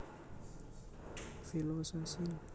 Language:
Javanese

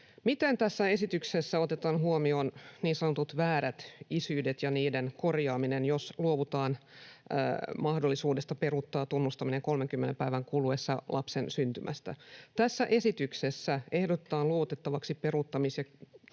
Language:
Finnish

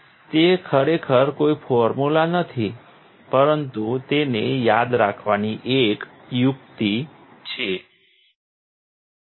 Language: Gujarati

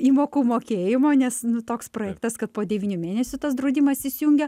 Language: Lithuanian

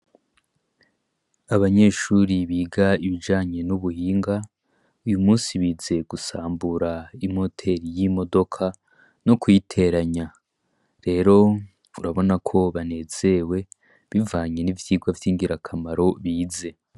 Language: Rundi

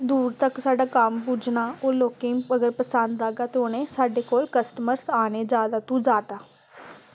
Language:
Dogri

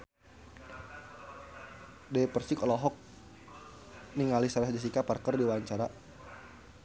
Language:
Sundanese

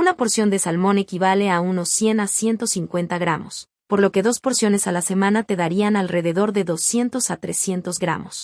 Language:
Spanish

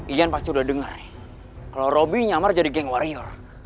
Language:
Indonesian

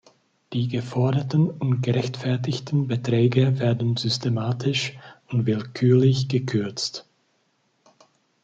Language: German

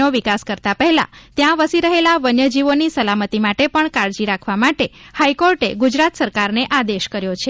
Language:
Gujarati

